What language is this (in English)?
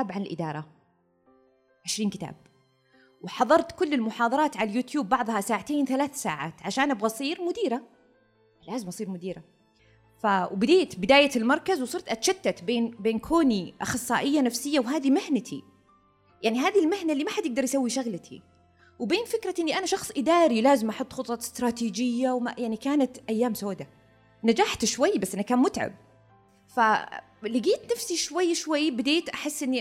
Arabic